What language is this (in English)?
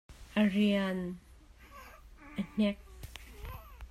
Hakha Chin